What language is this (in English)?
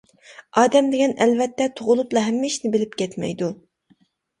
Uyghur